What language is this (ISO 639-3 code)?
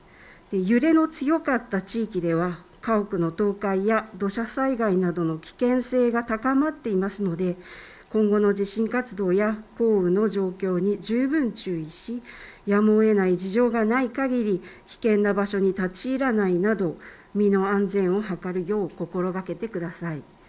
jpn